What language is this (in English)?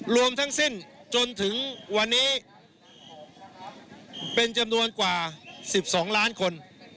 Thai